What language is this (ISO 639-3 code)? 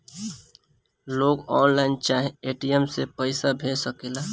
bho